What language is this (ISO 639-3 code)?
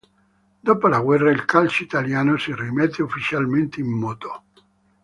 ita